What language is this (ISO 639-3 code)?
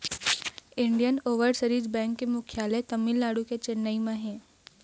hne